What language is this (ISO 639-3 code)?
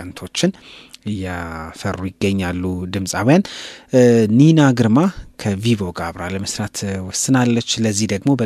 amh